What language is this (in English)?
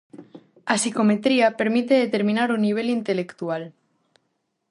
Galician